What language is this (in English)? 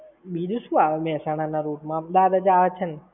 Gujarati